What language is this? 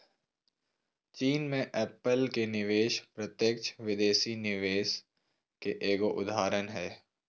Magahi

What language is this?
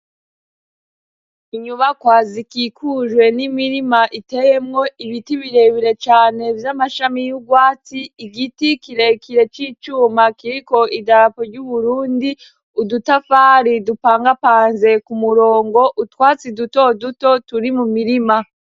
Rundi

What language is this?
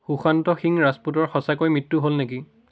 Assamese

